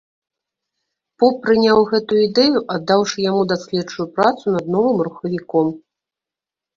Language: Belarusian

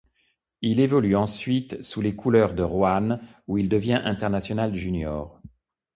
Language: French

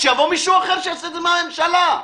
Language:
Hebrew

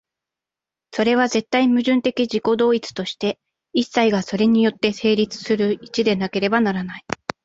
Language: Japanese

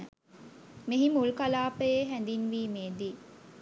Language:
Sinhala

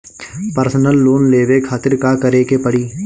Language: Bhojpuri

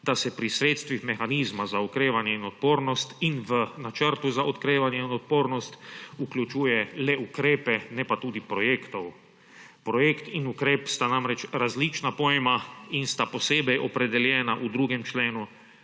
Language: Slovenian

